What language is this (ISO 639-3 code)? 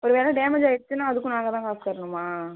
tam